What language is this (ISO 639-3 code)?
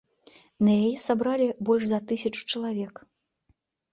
bel